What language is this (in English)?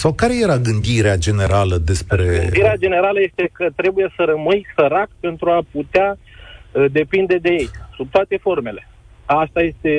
Romanian